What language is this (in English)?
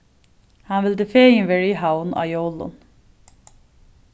Faroese